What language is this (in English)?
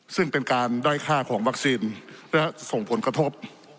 Thai